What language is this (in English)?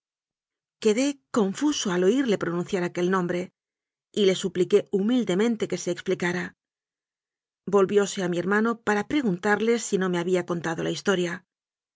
Spanish